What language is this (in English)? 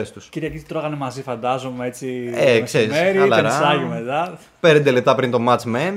Greek